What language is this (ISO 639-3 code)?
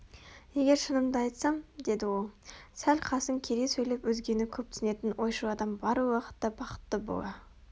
kaz